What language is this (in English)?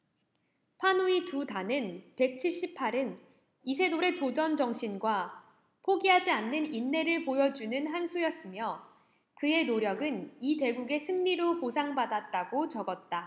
Korean